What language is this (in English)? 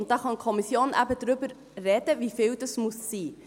Swiss German